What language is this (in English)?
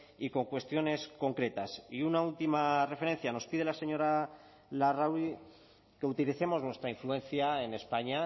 Spanish